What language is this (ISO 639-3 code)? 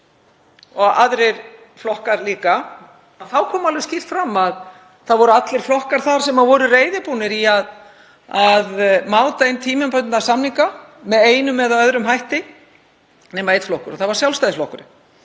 isl